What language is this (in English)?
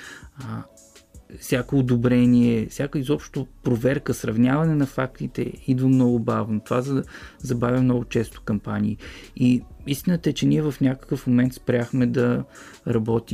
Bulgarian